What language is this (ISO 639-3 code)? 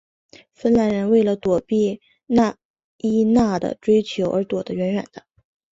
zho